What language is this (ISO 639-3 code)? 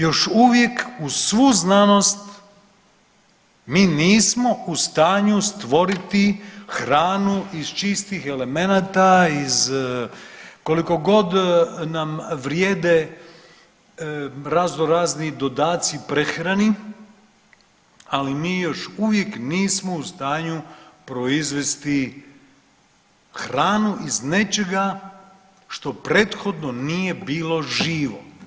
hrv